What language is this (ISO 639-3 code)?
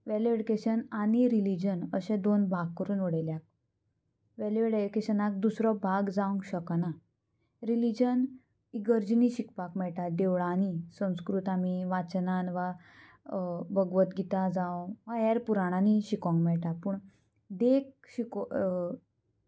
kok